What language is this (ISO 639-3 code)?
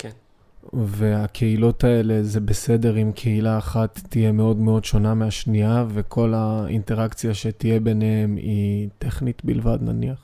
heb